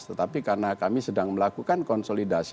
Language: Indonesian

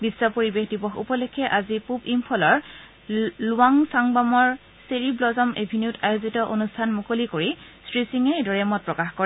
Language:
Assamese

